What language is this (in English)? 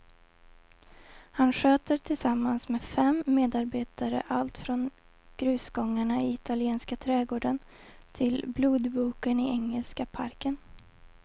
Swedish